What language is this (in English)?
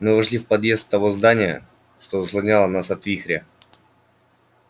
Russian